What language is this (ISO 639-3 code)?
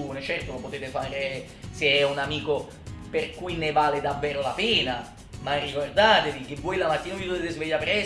ita